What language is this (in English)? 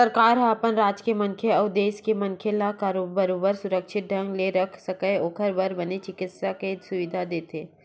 Chhattisgarhi